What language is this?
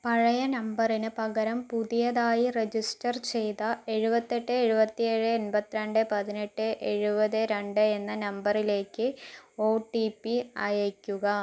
Malayalam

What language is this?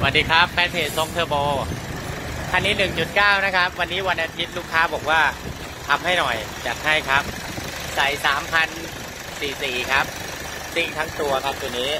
Thai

